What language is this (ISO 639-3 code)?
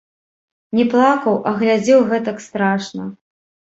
bel